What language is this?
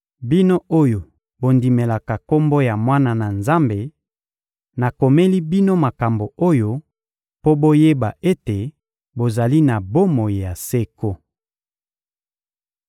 Lingala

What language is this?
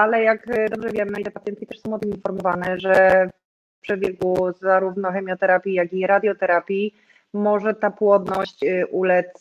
Polish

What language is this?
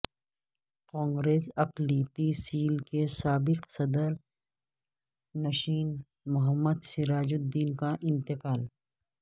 Urdu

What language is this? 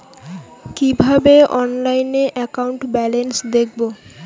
Bangla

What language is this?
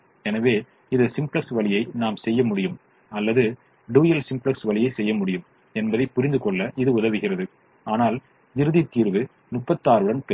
Tamil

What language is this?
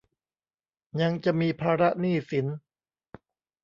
Thai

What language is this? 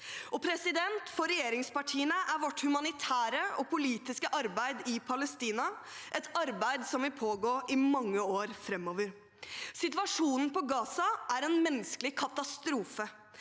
Norwegian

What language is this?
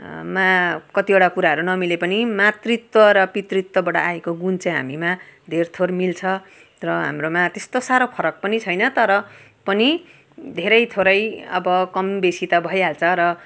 Nepali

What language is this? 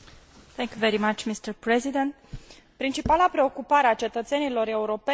Romanian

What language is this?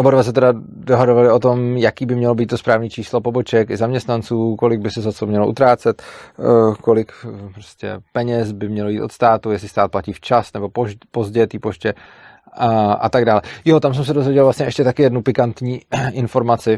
Czech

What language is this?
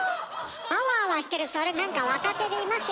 Japanese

